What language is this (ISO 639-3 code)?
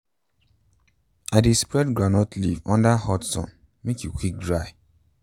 pcm